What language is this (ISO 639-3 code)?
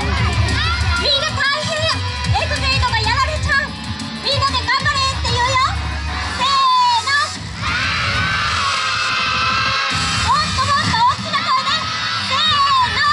jpn